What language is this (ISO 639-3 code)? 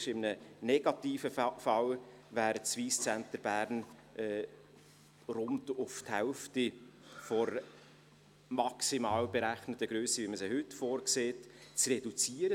gsw